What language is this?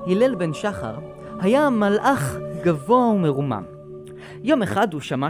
Hebrew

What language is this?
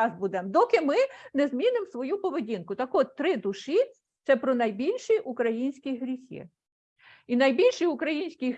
Ukrainian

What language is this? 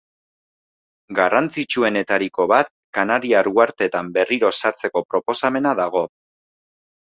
Basque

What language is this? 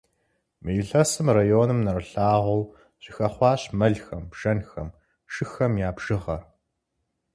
Kabardian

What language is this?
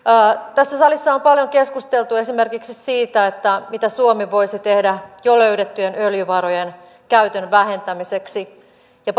Finnish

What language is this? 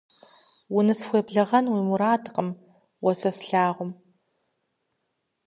Kabardian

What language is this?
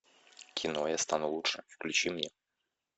Russian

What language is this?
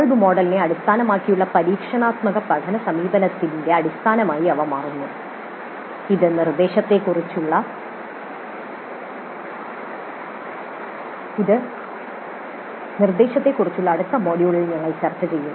Malayalam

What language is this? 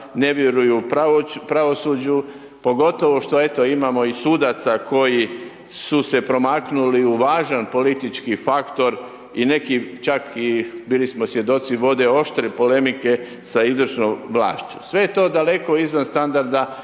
Croatian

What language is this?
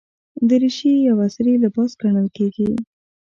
Pashto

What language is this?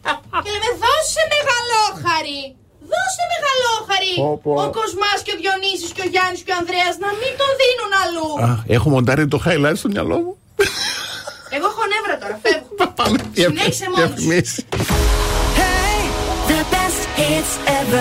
Greek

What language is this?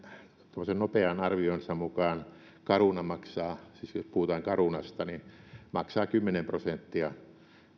Finnish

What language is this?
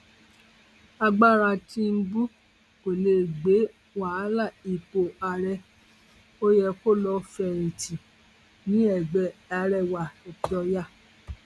Yoruba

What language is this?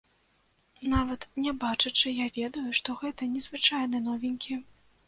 Belarusian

